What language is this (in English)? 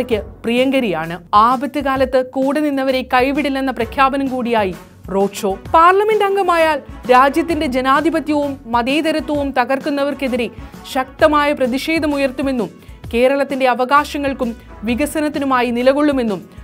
Malayalam